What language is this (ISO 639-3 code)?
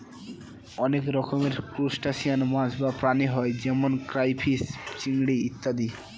ben